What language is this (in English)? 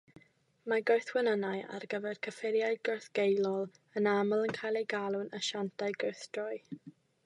Welsh